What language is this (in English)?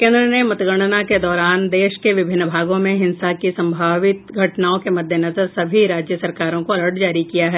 Hindi